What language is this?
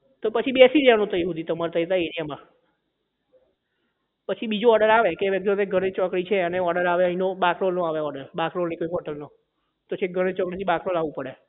Gujarati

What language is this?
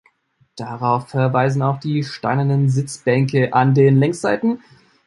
German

